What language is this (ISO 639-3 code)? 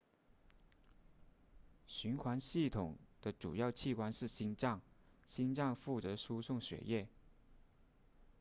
zho